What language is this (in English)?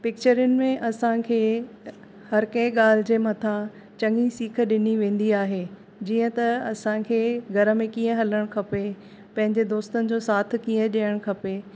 Sindhi